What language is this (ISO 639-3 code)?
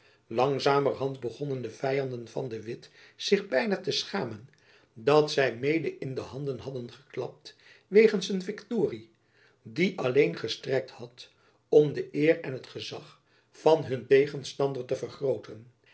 nld